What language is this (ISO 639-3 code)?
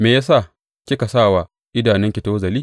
hau